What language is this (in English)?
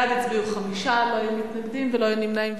Hebrew